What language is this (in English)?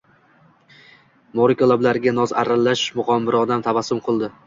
Uzbek